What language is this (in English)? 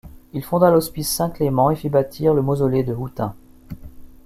French